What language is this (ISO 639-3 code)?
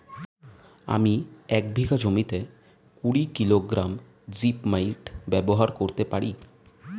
ben